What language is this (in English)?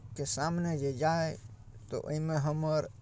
Maithili